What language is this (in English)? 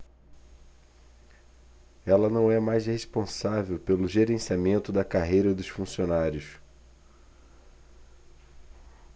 Portuguese